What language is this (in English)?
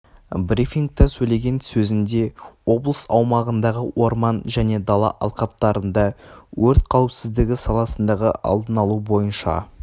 Kazakh